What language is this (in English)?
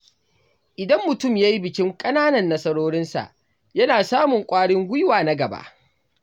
Hausa